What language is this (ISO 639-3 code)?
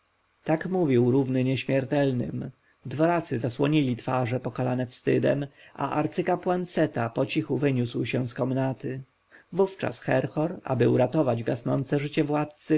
pol